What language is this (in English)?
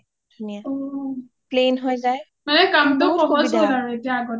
Assamese